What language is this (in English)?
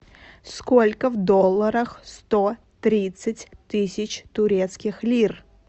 Russian